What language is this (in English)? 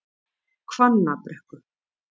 Icelandic